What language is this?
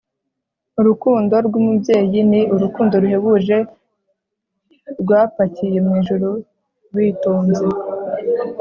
Kinyarwanda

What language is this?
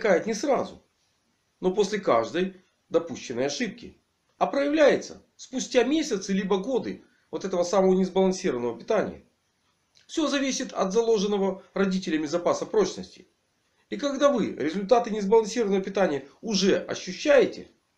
Russian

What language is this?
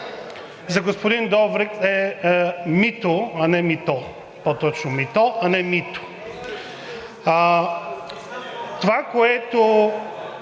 Bulgarian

